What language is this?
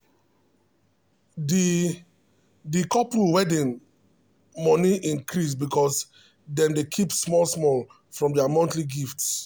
Nigerian Pidgin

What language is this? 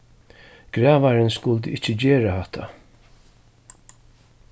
Faroese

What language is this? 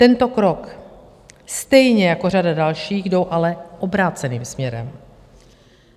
Czech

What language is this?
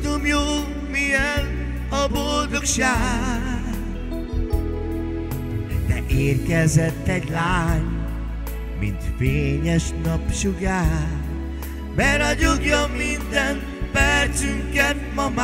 Hungarian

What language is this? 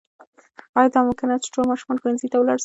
Pashto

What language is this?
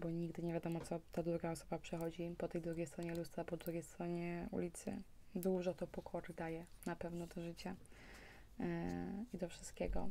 Polish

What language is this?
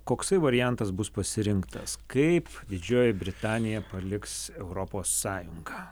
Lithuanian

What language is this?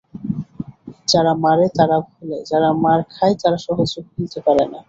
Bangla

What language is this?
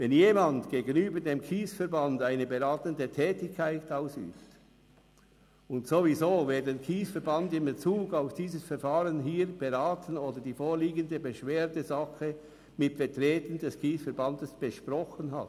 Swiss German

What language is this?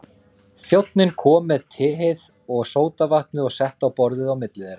Icelandic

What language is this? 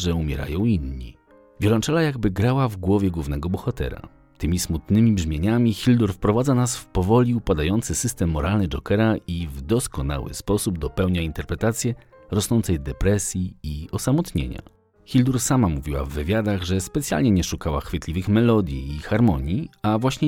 Polish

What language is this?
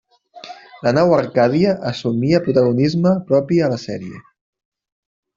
Catalan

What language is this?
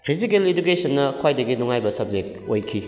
Manipuri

